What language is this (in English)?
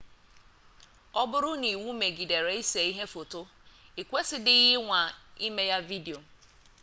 Igbo